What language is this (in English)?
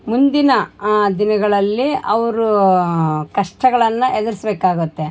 Kannada